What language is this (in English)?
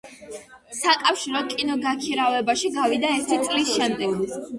Georgian